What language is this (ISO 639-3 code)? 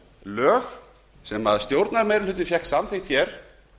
isl